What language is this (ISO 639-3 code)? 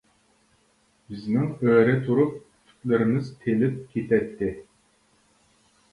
uig